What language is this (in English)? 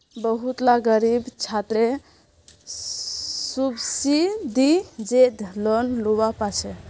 Magahi